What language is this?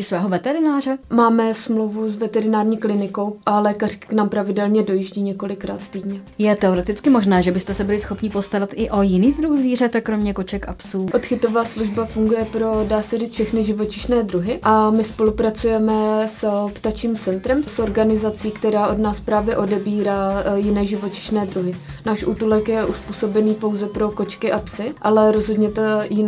Czech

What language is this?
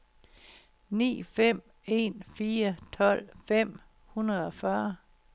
Danish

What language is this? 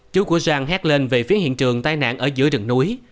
Vietnamese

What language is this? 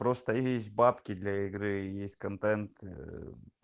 Russian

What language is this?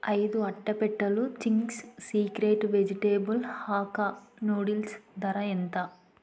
Telugu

